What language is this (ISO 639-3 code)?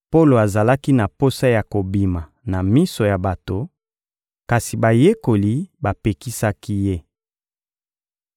lin